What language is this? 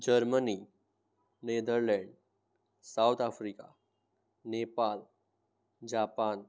Gujarati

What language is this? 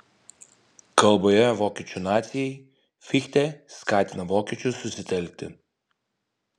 Lithuanian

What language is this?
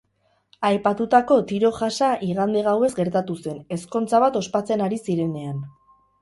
Basque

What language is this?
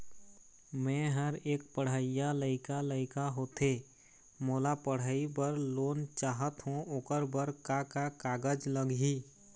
Chhattisgarhi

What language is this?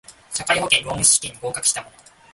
Japanese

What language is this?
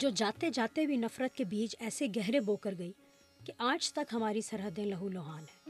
Urdu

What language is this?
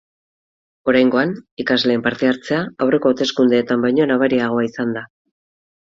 Basque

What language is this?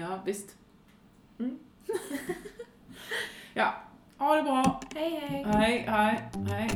Swedish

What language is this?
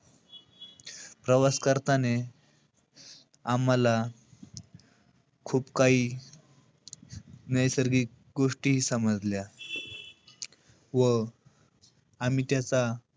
Marathi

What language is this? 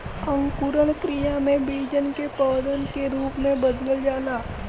Bhojpuri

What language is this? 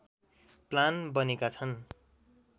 Nepali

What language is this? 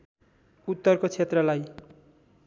Nepali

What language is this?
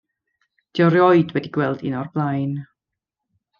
Welsh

